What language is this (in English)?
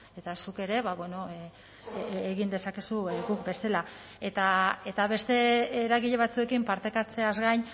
Basque